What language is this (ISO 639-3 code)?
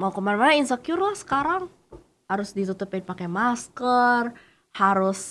ind